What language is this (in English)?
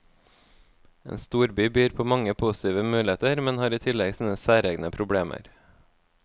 Norwegian